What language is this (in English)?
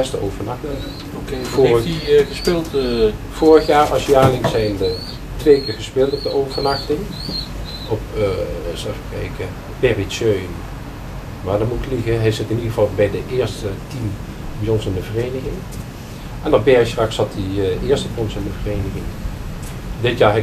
Dutch